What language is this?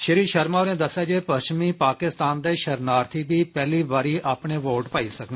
Dogri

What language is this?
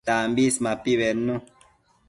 Matsés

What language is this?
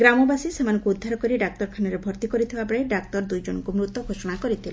Odia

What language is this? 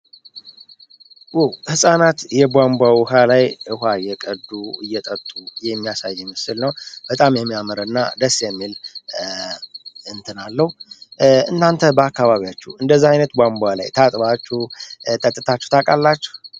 Amharic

